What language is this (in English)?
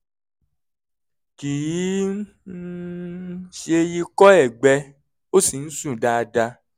Yoruba